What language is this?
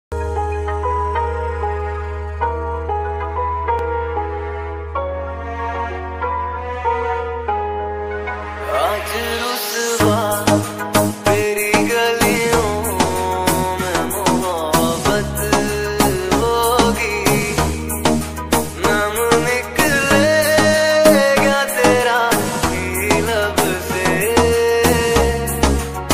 Vietnamese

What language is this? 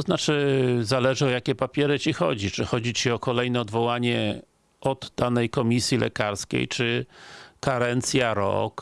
Polish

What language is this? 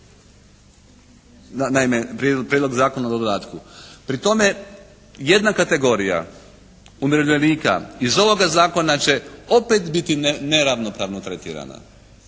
Croatian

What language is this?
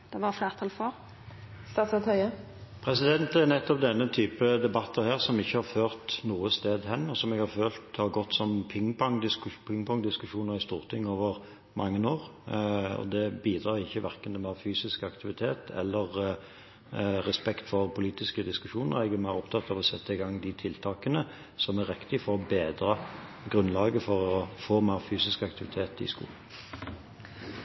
Norwegian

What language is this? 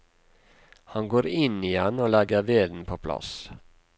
Norwegian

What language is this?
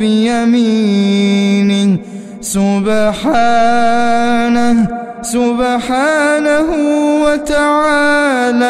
Arabic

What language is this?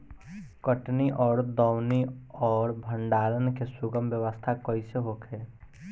Bhojpuri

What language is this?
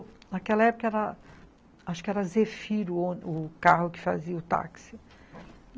Portuguese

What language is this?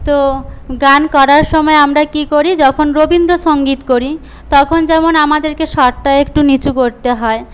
Bangla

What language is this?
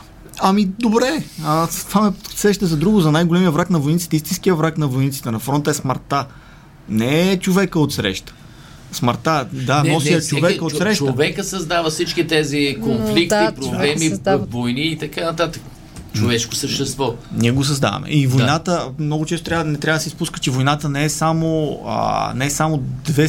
Bulgarian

